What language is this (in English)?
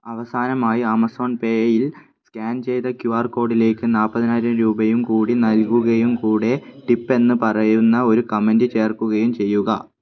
Malayalam